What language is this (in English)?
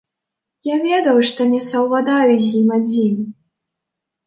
Belarusian